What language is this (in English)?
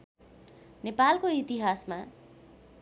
Nepali